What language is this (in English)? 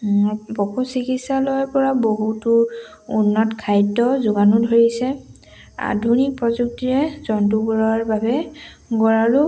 Assamese